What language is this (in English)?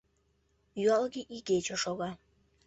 Mari